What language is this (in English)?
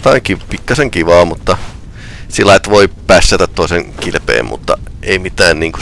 Finnish